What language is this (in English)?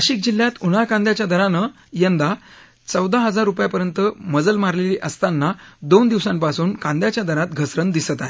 Marathi